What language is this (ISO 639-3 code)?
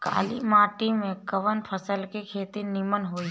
bho